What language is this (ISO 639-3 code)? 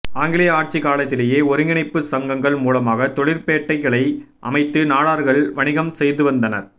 tam